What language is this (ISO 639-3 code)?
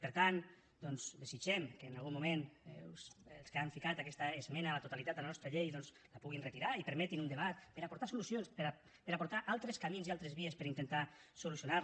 cat